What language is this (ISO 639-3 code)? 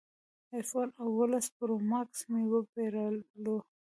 pus